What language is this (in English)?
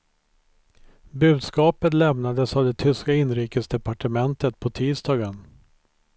Swedish